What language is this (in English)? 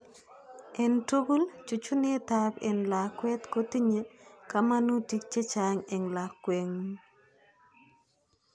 Kalenjin